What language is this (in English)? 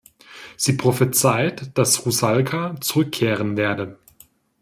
German